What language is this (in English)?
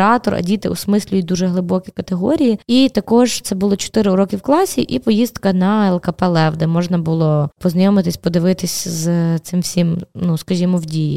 Ukrainian